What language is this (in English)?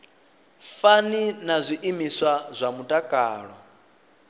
Venda